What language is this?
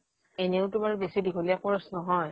Assamese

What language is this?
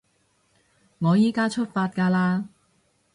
Cantonese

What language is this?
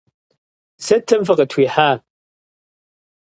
Kabardian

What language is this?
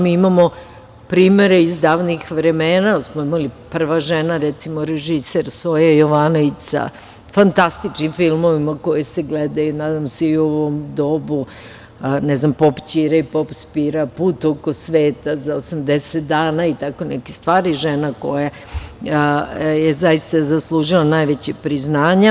Serbian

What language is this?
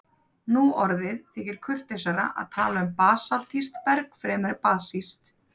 Icelandic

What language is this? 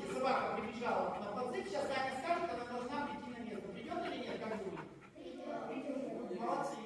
Russian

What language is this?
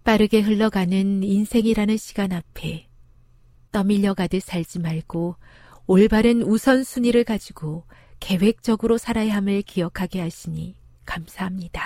Korean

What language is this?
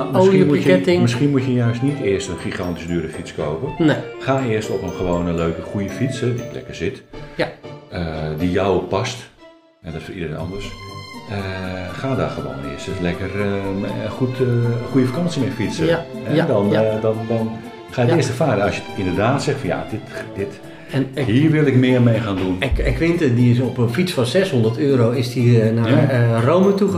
Dutch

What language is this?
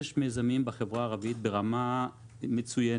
Hebrew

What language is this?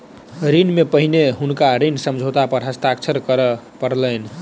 Maithili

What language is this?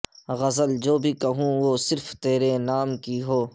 Urdu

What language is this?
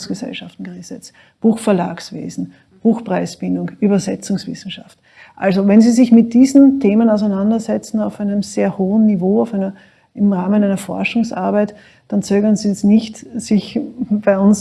German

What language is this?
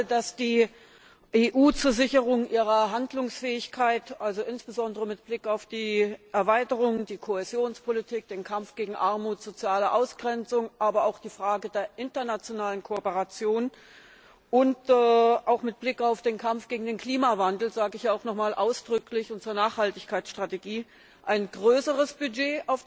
German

